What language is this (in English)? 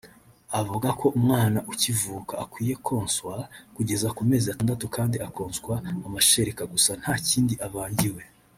Kinyarwanda